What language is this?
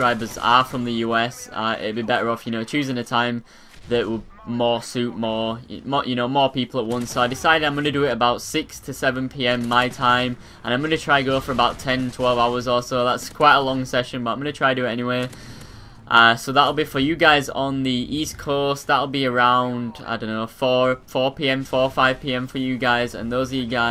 English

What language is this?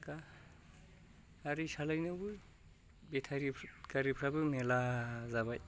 Bodo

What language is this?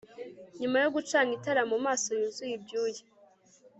Kinyarwanda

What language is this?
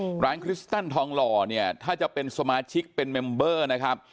Thai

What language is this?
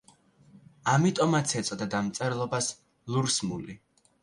Georgian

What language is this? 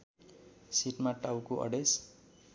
Nepali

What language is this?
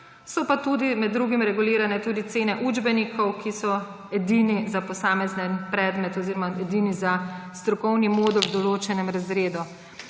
Slovenian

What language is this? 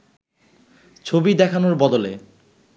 Bangla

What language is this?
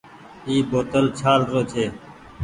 Goaria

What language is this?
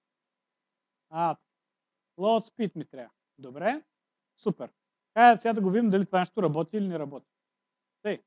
Portuguese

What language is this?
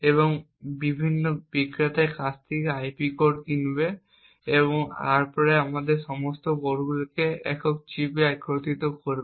Bangla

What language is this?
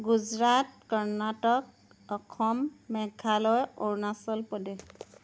Assamese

